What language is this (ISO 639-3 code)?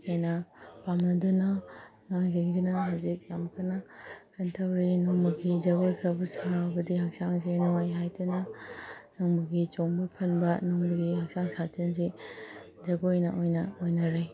mni